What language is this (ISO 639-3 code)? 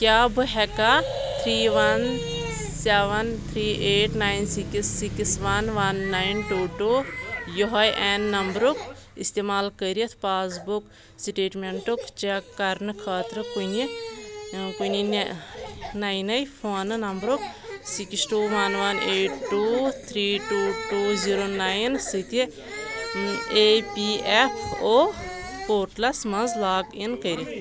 kas